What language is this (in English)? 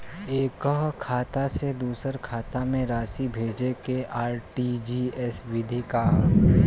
Bhojpuri